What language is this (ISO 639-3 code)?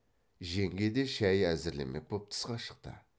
kaz